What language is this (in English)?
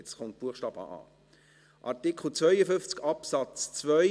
Swiss German